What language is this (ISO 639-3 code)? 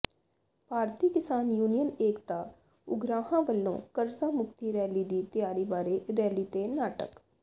pan